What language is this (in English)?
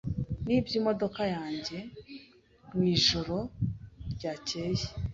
Kinyarwanda